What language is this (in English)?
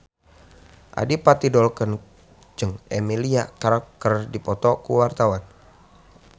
Sundanese